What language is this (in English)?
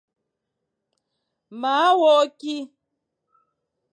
Fang